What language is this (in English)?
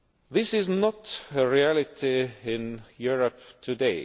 English